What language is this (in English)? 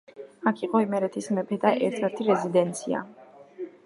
Georgian